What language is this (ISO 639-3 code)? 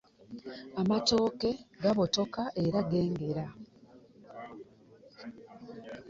lug